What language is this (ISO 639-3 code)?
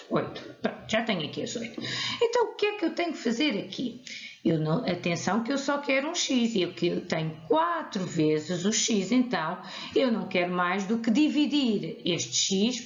por